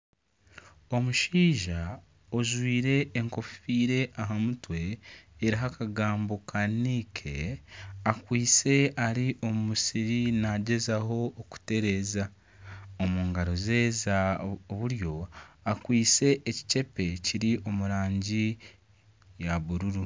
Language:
Nyankole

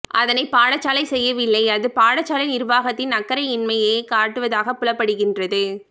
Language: Tamil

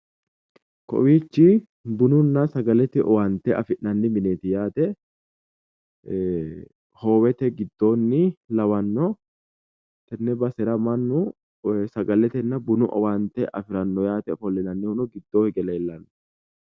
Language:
Sidamo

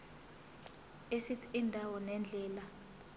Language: Zulu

